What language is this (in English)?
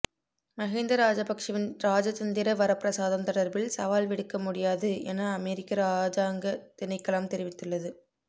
Tamil